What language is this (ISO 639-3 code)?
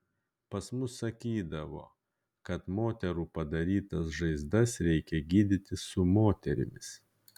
lit